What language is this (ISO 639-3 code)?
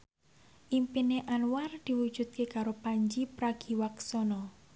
jav